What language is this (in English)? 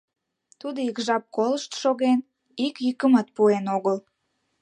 Mari